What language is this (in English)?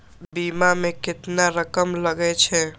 Maithili